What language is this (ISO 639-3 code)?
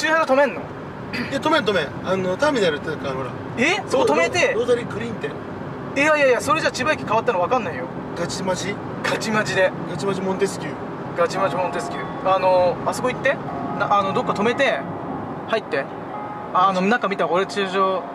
jpn